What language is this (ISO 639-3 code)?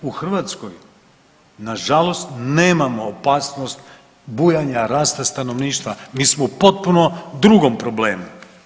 hrv